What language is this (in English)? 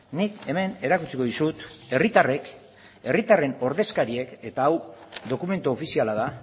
Basque